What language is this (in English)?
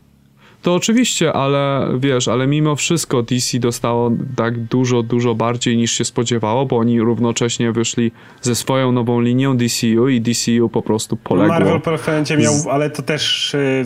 Polish